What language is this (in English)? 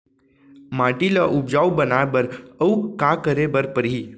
Chhattisgarhi